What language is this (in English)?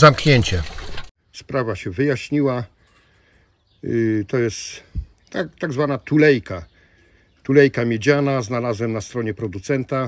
Polish